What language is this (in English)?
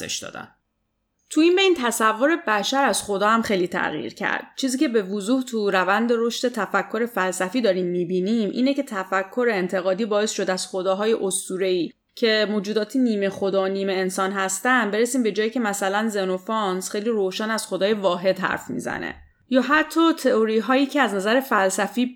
Persian